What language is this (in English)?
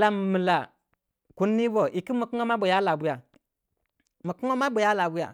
Waja